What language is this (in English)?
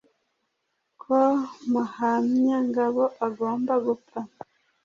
Kinyarwanda